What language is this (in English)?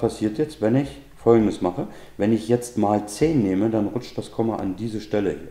German